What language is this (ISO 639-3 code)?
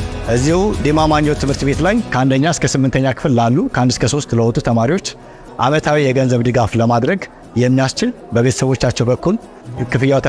ara